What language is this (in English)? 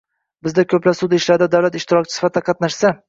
Uzbek